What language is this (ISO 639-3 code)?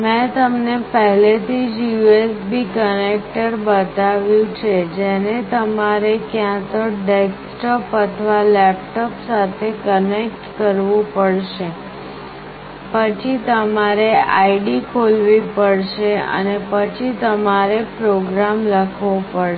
guj